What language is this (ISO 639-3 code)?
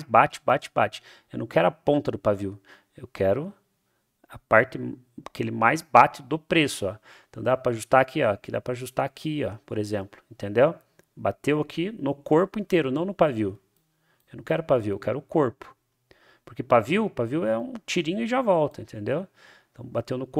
por